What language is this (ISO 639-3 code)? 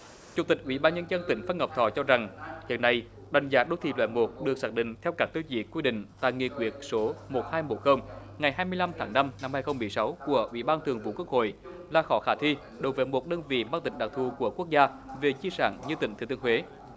vie